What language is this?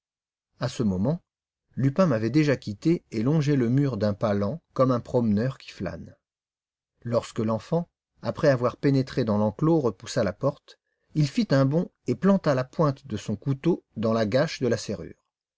French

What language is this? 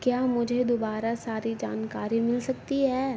Urdu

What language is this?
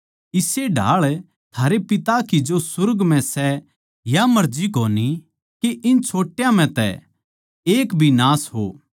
Haryanvi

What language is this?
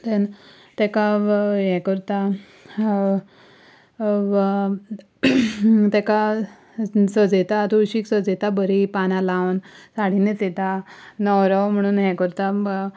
Konkani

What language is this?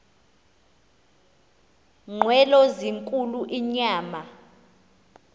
Xhosa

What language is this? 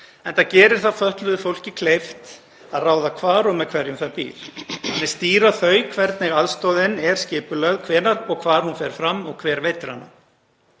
Icelandic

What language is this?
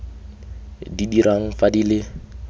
Tswana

